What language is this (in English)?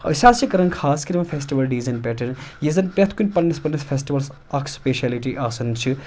Kashmiri